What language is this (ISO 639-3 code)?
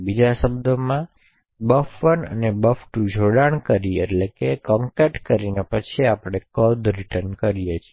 guj